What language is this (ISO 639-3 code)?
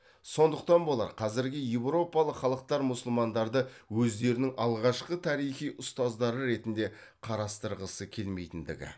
kaz